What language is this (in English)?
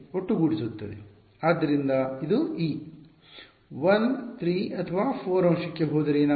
Kannada